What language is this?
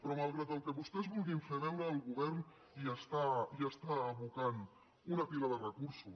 Catalan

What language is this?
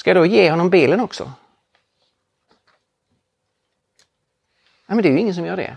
Swedish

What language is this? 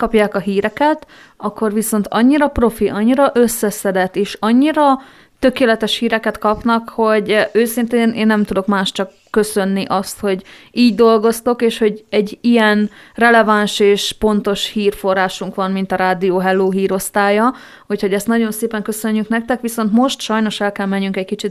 Hungarian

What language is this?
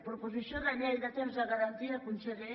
Catalan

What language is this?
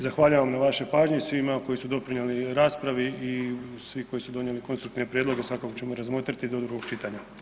Croatian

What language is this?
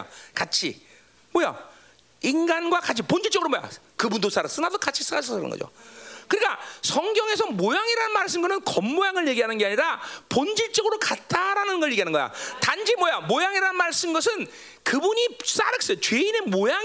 Korean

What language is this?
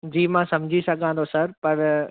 Sindhi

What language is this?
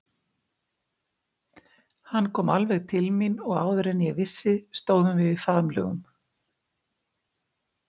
Icelandic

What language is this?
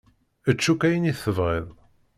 Kabyle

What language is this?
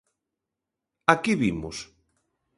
Galician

